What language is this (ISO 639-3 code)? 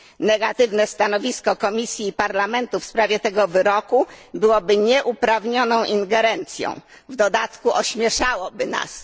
pol